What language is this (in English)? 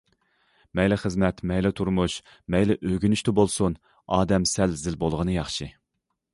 Uyghur